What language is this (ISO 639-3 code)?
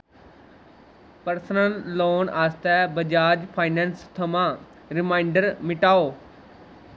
doi